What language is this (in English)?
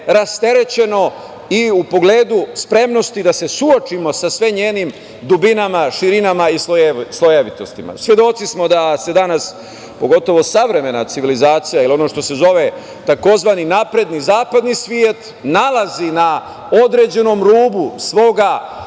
Serbian